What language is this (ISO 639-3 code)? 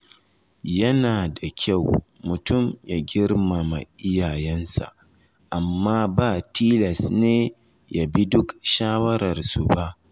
hau